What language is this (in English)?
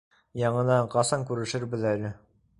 Bashkir